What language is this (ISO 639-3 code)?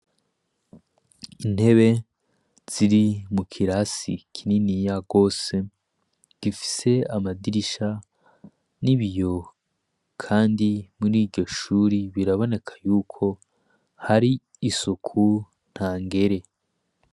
run